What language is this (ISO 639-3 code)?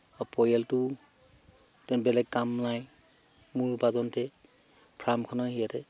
asm